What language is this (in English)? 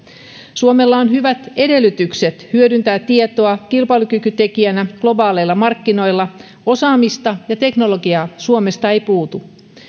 Finnish